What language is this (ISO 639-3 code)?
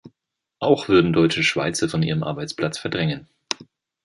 deu